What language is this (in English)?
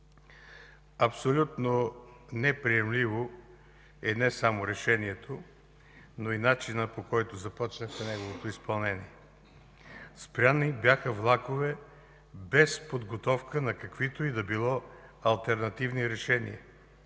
Bulgarian